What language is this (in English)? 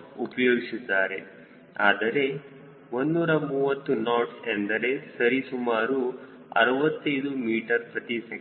Kannada